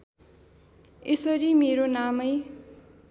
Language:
Nepali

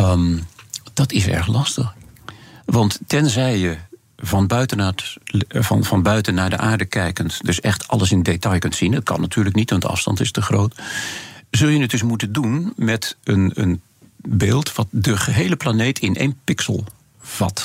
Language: Dutch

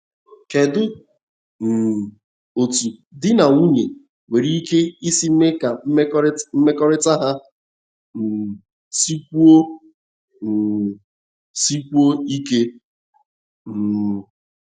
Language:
Igbo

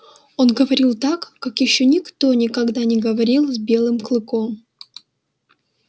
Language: Russian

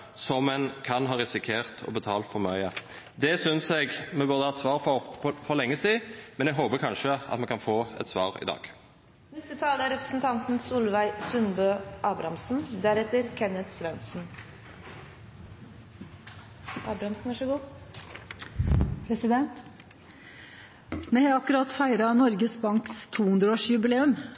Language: Norwegian Nynorsk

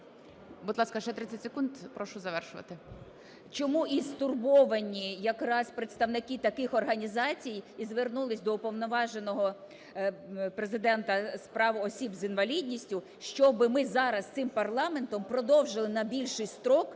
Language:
Ukrainian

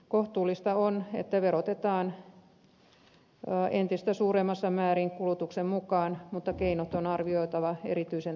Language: Finnish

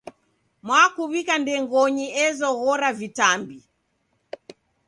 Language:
Taita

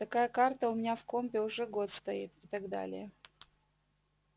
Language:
Russian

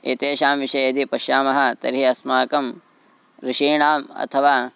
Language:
Sanskrit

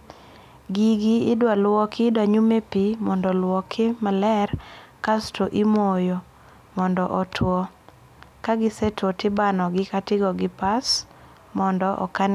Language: Luo (Kenya and Tanzania)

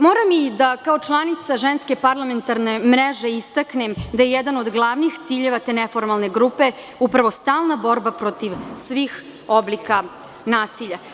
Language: Serbian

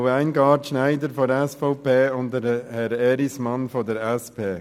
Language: Swiss German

